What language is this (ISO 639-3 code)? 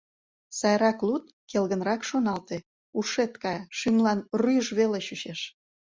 chm